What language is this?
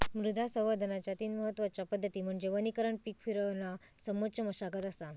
Marathi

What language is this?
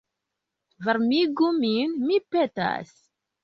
Esperanto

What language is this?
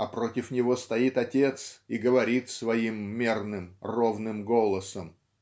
Russian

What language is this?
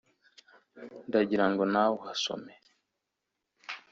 Kinyarwanda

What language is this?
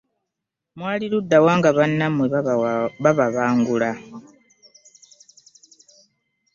Ganda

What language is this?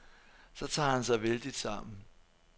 Danish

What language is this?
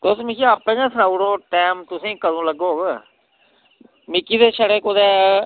Dogri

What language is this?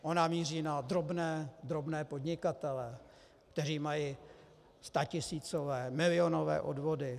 Czech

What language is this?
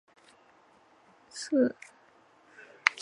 Chinese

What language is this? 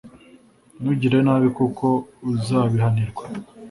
Kinyarwanda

